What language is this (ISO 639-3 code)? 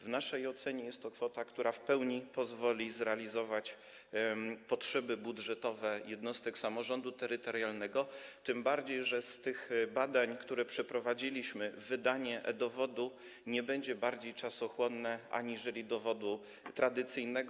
pol